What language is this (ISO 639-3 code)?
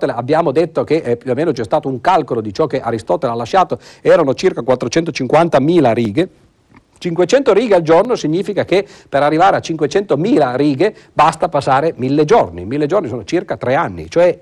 ita